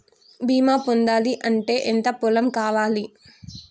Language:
Telugu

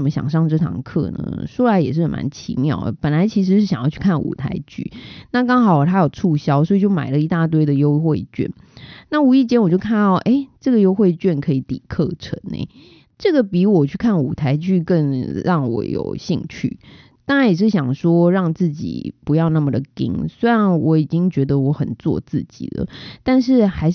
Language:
Chinese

